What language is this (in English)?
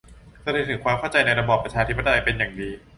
Thai